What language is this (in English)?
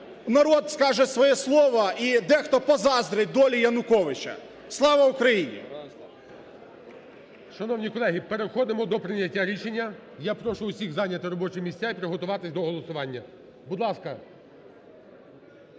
Ukrainian